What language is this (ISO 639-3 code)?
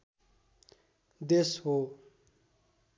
nep